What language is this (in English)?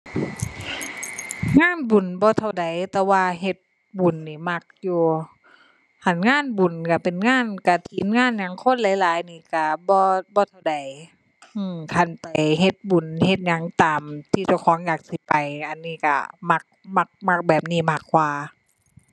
Thai